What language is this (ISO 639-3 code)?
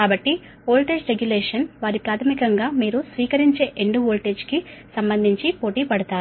tel